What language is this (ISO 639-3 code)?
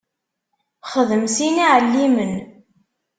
kab